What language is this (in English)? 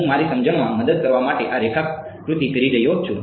Gujarati